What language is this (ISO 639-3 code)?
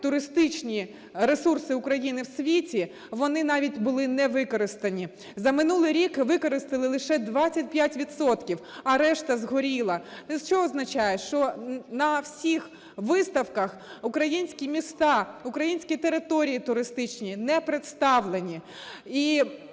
ukr